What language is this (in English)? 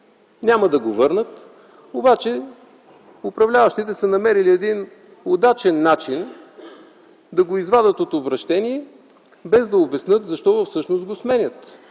Bulgarian